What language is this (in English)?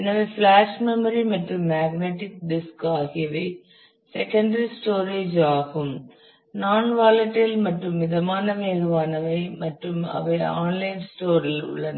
Tamil